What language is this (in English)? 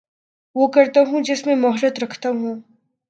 Urdu